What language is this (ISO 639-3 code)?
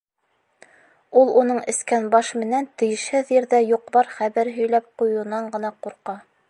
bak